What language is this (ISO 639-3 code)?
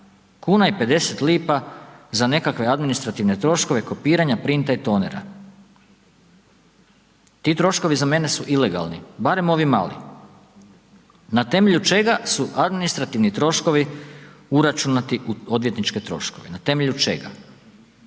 hrv